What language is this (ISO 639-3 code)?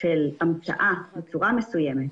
heb